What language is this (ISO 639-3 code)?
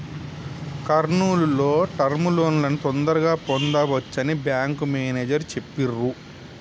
tel